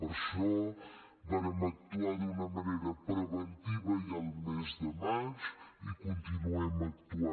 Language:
Catalan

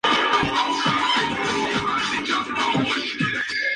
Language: Spanish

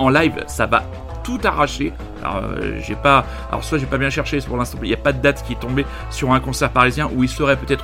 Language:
French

